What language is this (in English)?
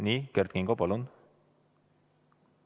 Estonian